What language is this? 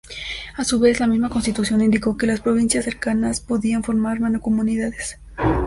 Spanish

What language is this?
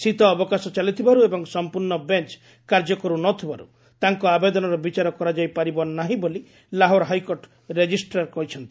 Odia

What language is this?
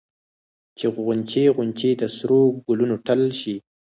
Pashto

